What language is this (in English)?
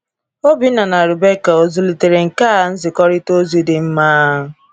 Igbo